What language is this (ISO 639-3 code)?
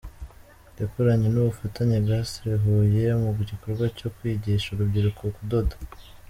kin